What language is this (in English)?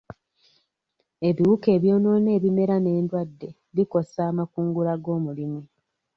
Ganda